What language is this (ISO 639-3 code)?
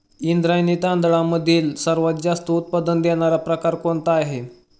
mar